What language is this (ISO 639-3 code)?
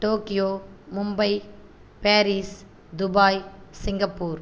tam